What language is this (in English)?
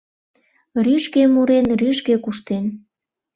Mari